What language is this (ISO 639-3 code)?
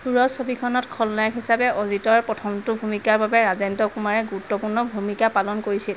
asm